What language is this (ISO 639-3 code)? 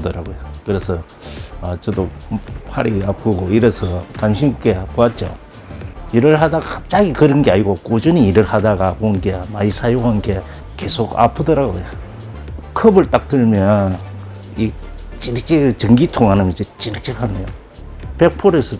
kor